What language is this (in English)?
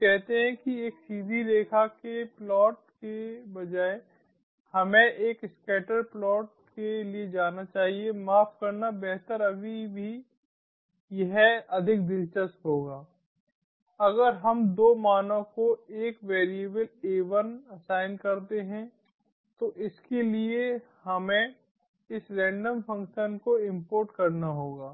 Hindi